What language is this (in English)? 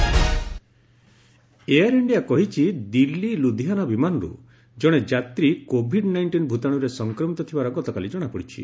Odia